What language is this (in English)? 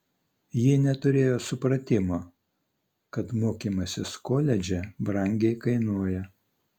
Lithuanian